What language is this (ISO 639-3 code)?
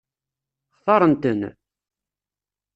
kab